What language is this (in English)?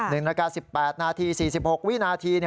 Thai